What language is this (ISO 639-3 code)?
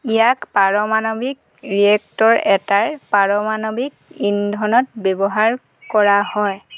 asm